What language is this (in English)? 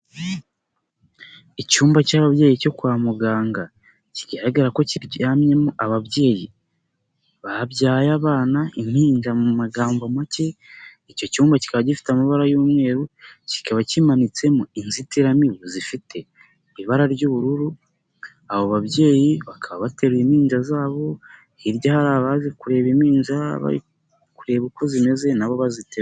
Kinyarwanda